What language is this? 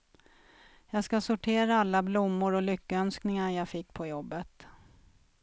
Swedish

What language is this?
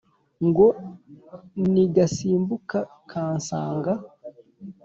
Kinyarwanda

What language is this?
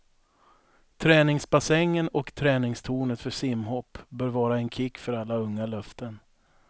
Swedish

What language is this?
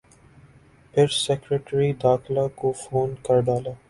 Urdu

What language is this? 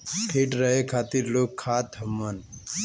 Bhojpuri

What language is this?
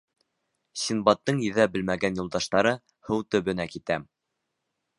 Bashkir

